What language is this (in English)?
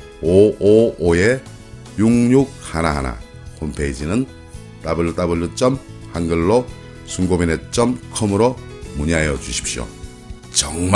Korean